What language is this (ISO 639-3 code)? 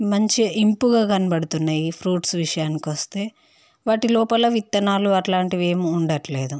tel